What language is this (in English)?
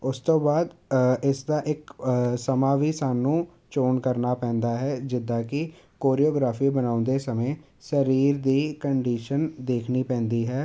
Punjabi